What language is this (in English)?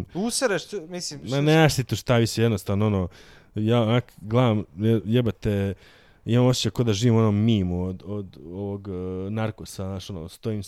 Croatian